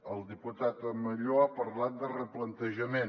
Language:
Catalan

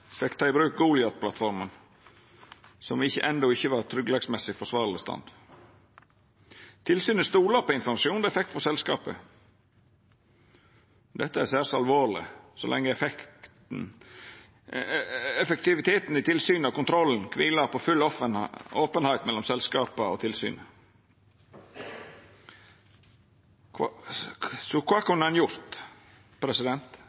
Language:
Norwegian Nynorsk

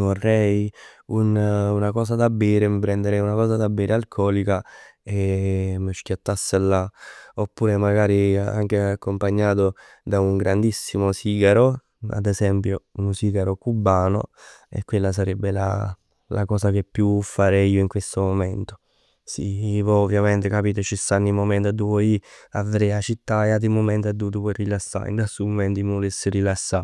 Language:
Neapolitan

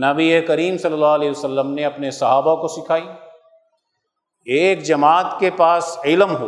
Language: Urdu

